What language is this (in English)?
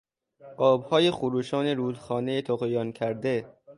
Persian